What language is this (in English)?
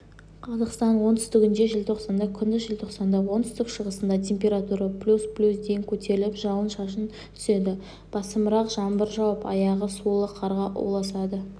Kazakh